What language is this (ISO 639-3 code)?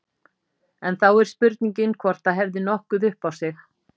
isl